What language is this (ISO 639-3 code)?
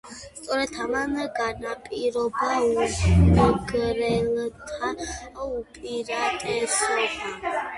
kat